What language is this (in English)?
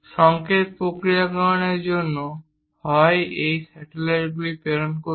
Bangla